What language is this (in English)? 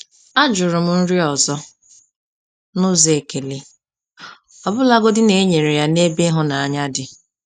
Igbo